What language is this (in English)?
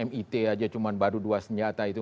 Indonesian